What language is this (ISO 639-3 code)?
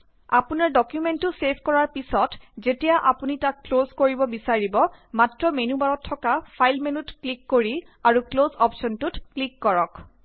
asm